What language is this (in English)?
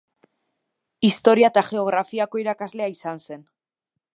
Basque